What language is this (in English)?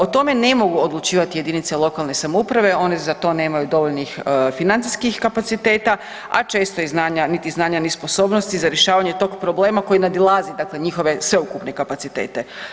Croatian